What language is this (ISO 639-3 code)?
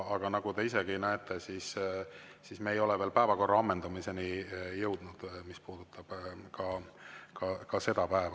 est